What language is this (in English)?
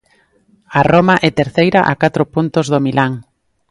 Galician